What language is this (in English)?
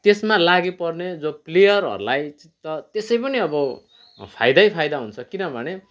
Nepali